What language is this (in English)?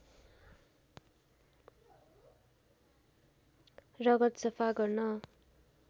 Nepali